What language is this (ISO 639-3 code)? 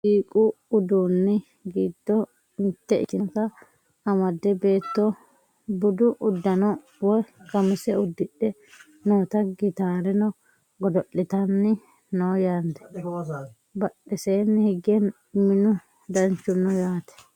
sid